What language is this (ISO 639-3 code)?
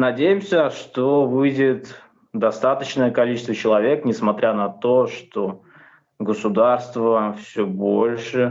rus